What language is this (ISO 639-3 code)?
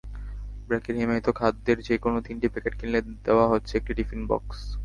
ben